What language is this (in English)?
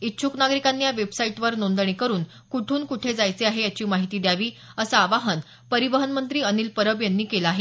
Marathi